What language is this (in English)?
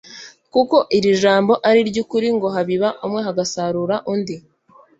Kinyarwanda